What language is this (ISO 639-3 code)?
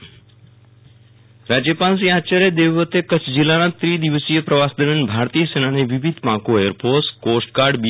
guj